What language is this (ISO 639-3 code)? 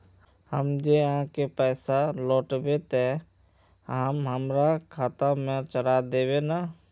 mag